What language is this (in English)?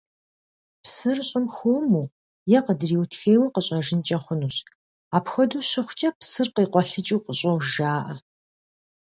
Kabardian